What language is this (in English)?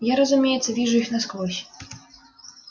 Russian